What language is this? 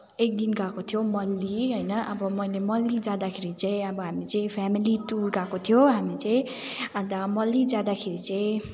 Nepali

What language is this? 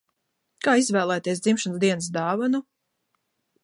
Latvian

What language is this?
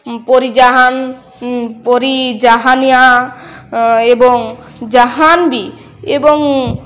Odia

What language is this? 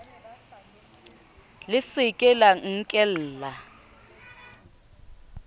Southern Sotho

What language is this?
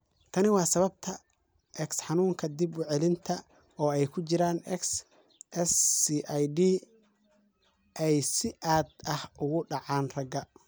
Somali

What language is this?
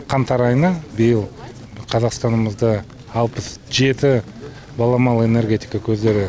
Kazakh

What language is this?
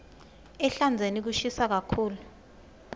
Swati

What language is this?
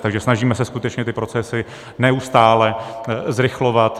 Czech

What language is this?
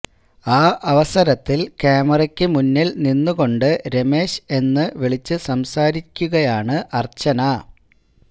Malayalam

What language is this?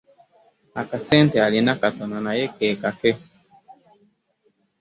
Ganda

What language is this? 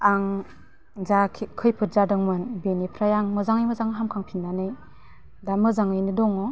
Bodo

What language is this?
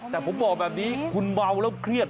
Thai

